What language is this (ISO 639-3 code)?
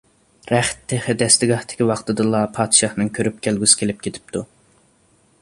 uig